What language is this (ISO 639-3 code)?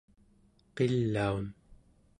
esu